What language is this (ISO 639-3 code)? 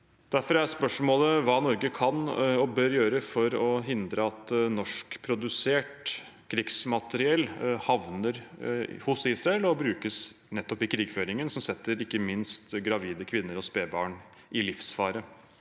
nor